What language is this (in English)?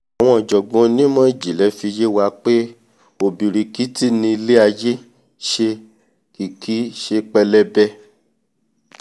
Yoruba